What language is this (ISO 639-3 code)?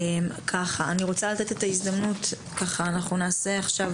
heb